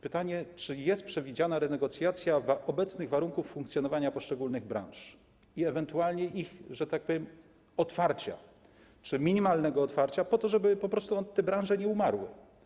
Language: Polish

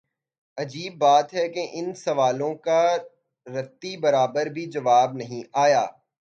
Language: Urdu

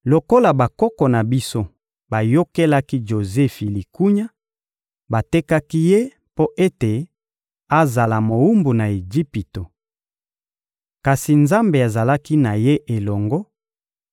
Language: Lingala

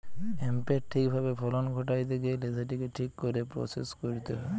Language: Bangla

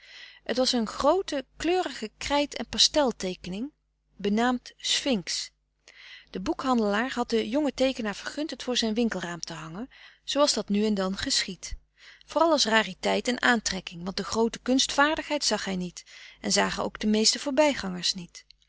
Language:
Dutch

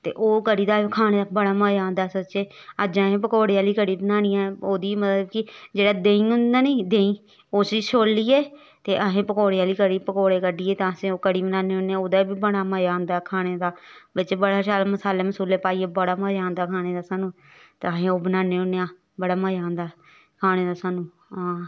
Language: Dogri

